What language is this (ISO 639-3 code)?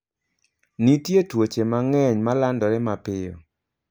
luo